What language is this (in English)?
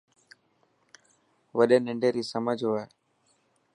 Dhatki